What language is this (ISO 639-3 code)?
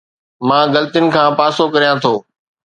snd